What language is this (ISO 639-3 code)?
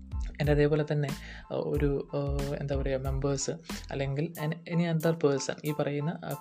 mal